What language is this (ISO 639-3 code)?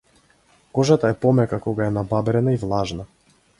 mkd